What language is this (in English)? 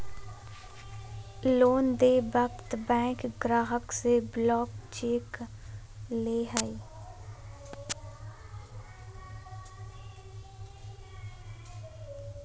Magahi